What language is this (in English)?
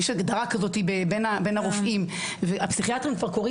Hebrew